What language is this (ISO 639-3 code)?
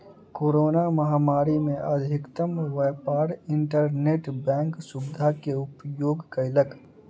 mai